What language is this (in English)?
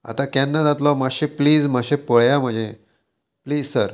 Konkani